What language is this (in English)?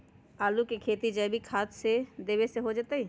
Magahi